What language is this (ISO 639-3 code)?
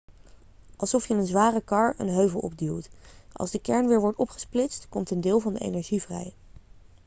nld